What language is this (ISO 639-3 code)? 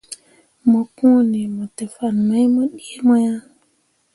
mua